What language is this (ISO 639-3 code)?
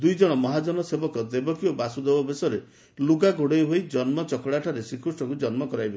ori